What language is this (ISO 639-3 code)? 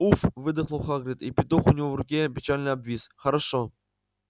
rus